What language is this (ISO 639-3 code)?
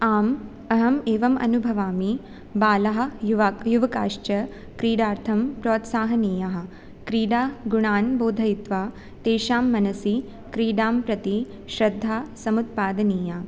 san